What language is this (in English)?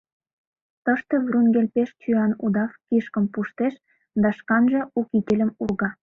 Mari